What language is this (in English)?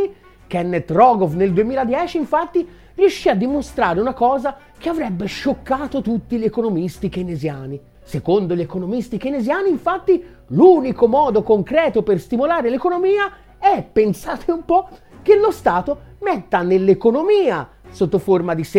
Italian